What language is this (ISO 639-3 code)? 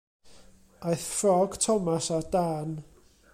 cym